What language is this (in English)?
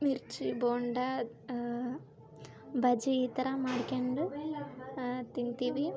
Kannada